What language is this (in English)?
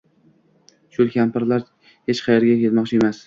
Uzbek